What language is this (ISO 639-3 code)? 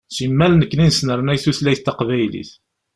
kab